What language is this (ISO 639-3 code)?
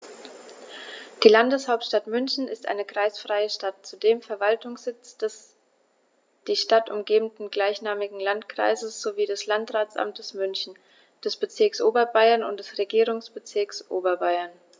deu